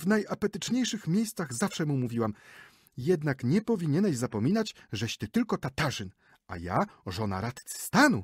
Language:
Polish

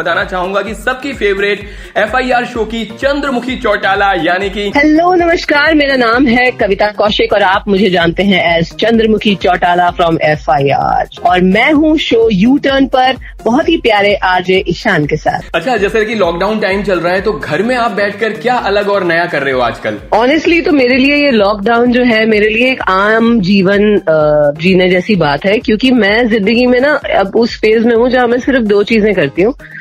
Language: Hindi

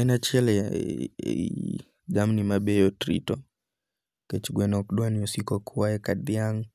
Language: Luo (Kenya and Tanzania)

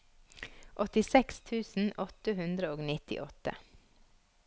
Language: Norwegian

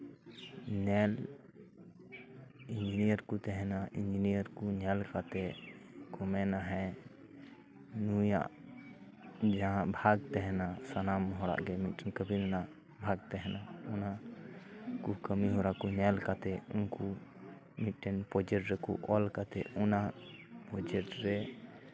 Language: Santali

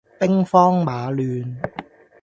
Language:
Cantonese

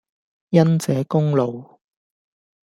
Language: Cantonese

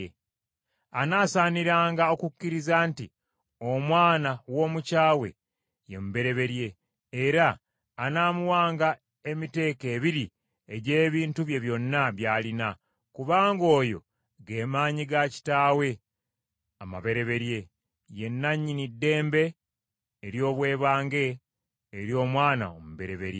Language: Ganda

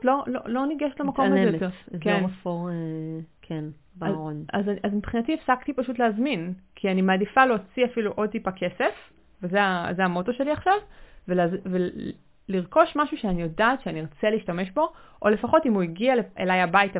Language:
Hebrew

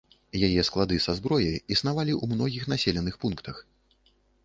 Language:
Belarusian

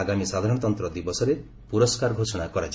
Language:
Odia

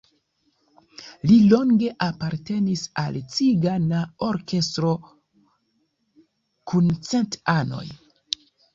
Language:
Esperanto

